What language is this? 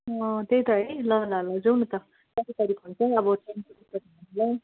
Nepali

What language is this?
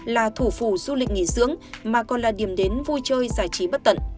Vietnamese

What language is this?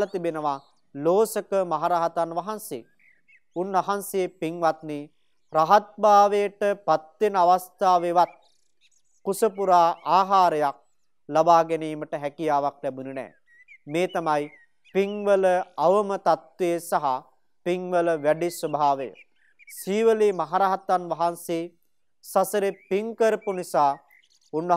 Romanian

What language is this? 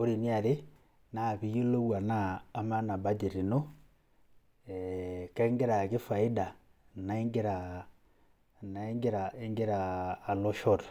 Masai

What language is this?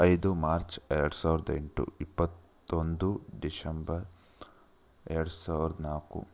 Kannada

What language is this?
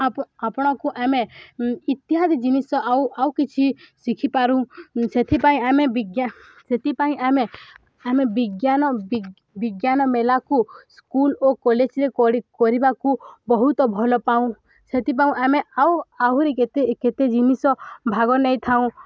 Odia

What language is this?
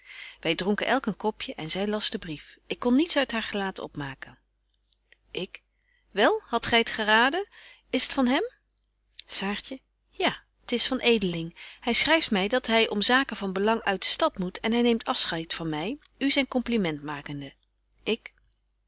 Dutch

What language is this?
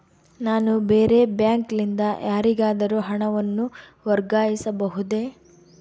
Kannada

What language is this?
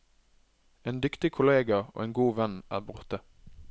Norwegian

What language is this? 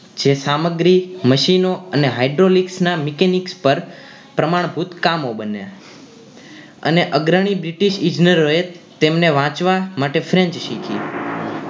Gujarati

